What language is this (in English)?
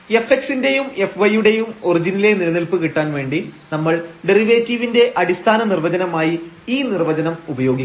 Malayalam